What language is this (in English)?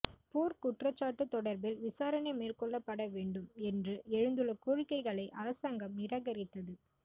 Tamil